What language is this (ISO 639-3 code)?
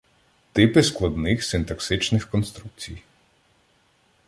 ukr